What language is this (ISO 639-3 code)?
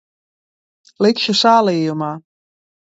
lav